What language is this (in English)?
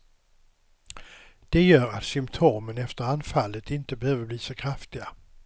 Swedish